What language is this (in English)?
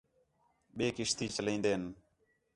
Khetrani